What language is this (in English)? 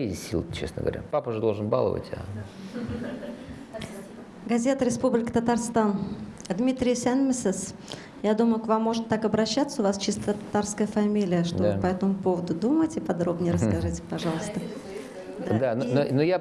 Russian